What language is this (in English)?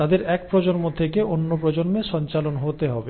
Bangla